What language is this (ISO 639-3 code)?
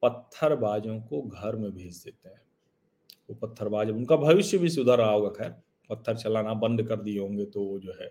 hin